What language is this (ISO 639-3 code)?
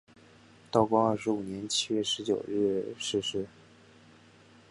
zho